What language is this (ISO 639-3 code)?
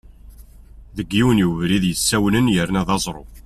kab